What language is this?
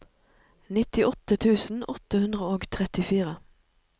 Norwegian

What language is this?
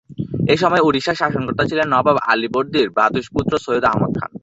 Bangla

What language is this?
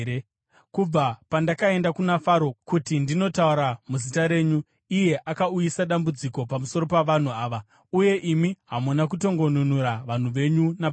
Shona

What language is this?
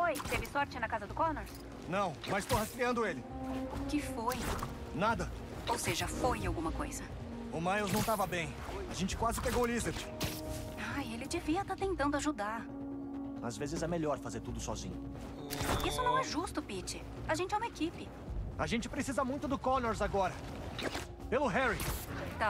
Portuguese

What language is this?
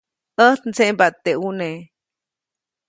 Copainalá Zoque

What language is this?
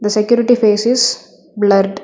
English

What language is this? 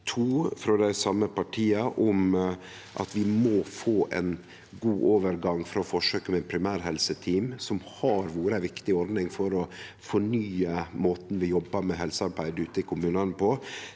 Norwegian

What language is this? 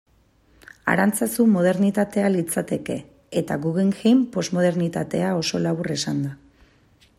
Basque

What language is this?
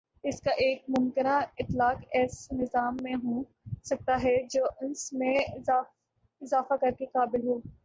Urdu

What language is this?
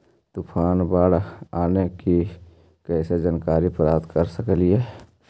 Magahi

